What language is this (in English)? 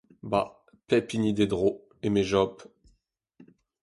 Breton